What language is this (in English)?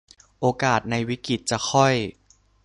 Thai